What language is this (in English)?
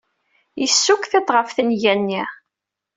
Kabyle